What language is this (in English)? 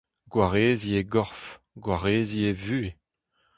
Breton